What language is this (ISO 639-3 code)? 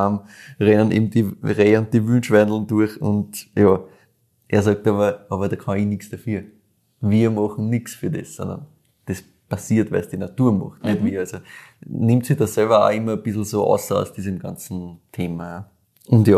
deu